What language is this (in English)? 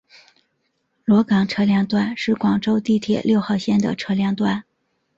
Chinese